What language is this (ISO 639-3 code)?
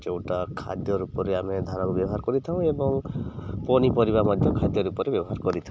ori